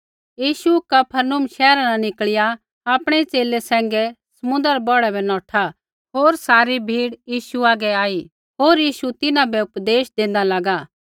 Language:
Kullu Pahari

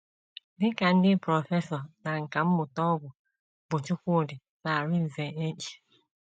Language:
Igbo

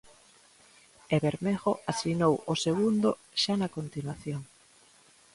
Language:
Galician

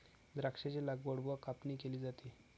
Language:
Marathi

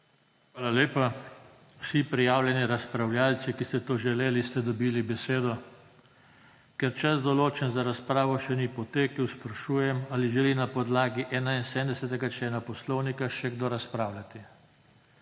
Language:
Slovenian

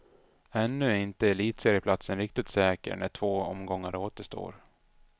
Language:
Swedish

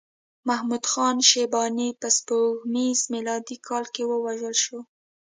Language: Pashto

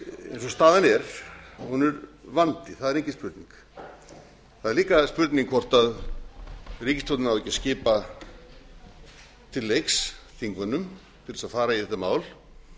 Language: Icelandic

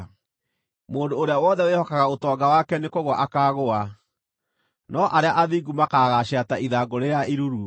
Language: Kikuyu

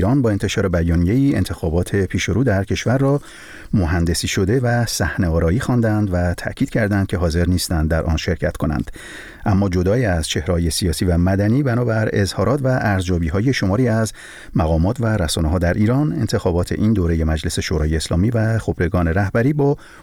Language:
Persian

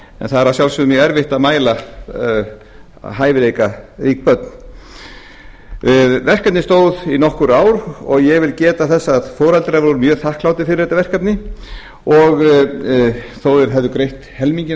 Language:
Icelandic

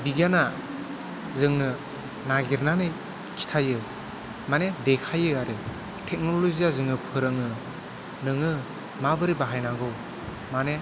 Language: Bodo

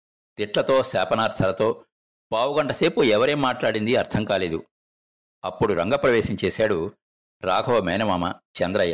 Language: Telugu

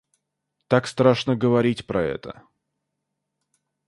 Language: Russian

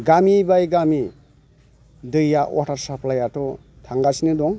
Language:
Bodo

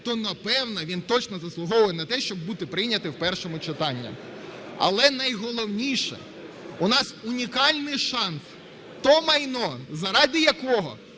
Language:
Ukrainian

